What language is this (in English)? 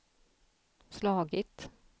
Swedish